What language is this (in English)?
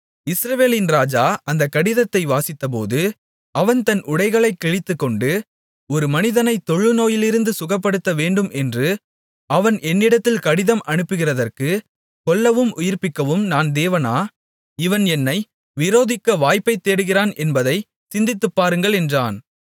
Tamil